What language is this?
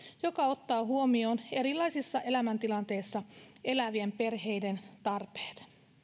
Finnish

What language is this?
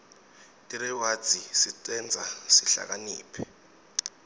Swati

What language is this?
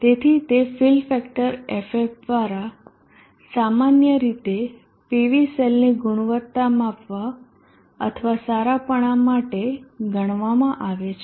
Gujarati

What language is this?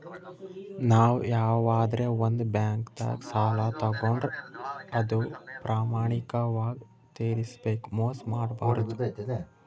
Kannada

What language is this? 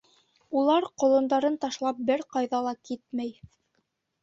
Bashkir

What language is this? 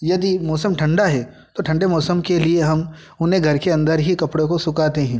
Hindi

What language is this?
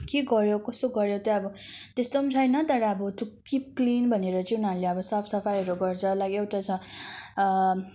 Nepali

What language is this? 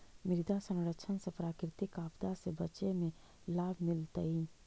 Magahi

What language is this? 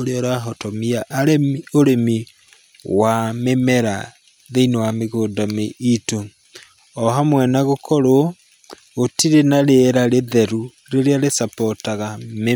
Kikuyu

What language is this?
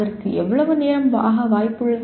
Tamil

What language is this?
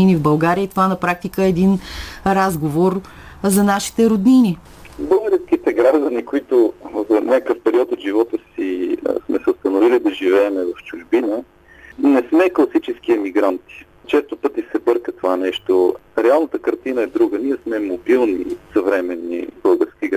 Bulgarian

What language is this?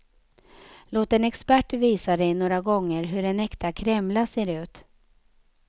Swedish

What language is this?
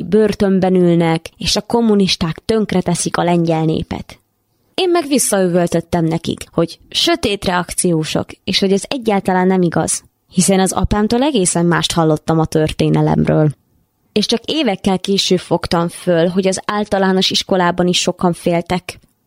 Hungarian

